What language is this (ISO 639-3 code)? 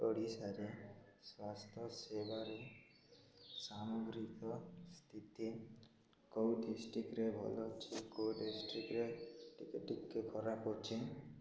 ori